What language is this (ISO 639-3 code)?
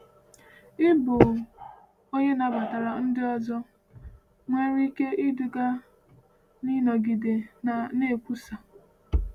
ibo